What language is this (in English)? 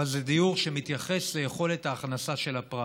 Hebrew